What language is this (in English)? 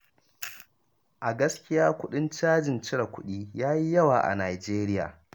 Hausa